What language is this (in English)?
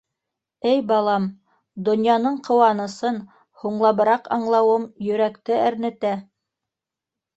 Bashkir